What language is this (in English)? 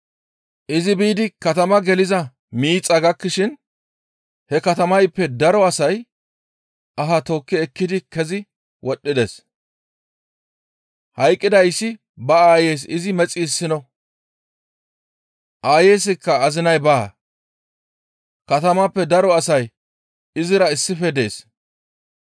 Gamo